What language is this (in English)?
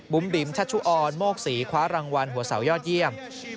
Thai